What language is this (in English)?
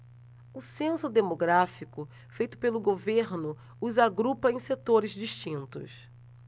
Portuguese